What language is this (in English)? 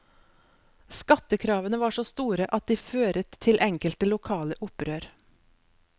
Norwegian